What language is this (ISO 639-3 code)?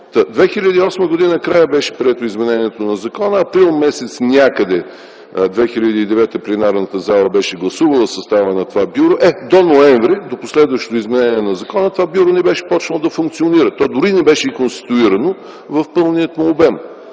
bul